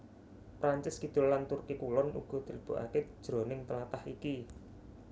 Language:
Javanese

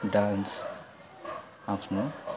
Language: Nepali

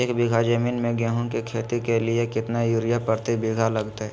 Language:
Magahi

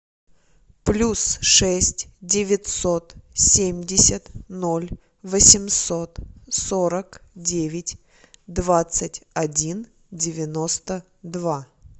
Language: Russian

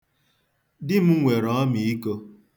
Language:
Igbo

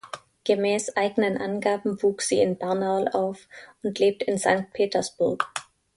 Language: German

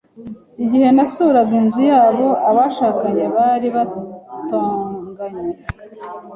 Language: Kinyarwanda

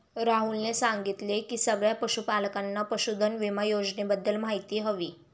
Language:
Marathi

